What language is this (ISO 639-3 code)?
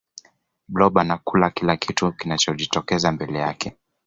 swa